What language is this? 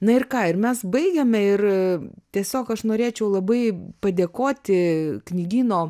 Lithuanian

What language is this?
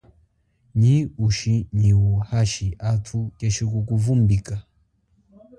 Chokwe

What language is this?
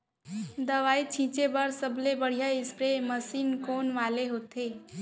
Chhattisgarhi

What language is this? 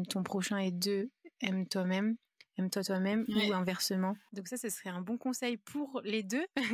French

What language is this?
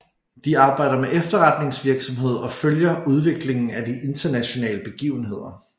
Danish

